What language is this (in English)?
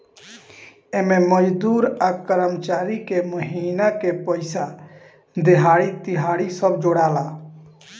Bhojpuri